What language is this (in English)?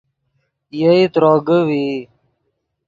Yidgha